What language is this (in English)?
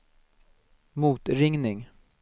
Swedish